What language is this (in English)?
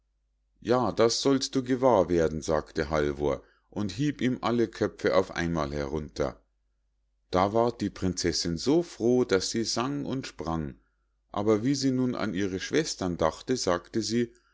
German